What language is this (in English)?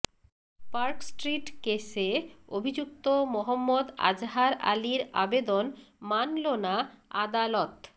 Bangla